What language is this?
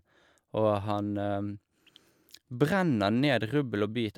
Norwegian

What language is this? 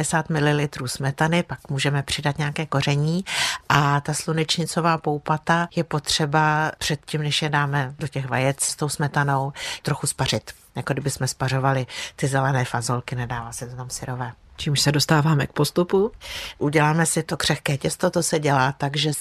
Czech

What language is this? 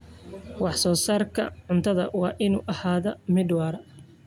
Somali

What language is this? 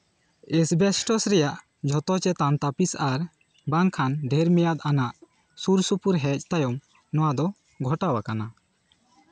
Santali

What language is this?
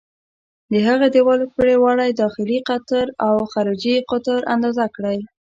Pashto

